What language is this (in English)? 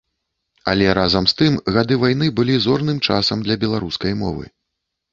Belarusian